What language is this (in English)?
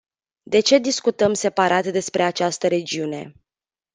Romanian